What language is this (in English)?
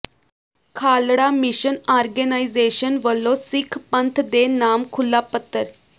Punjabi